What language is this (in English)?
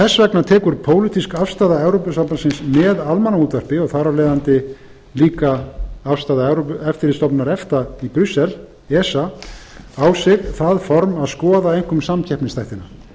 Icelandic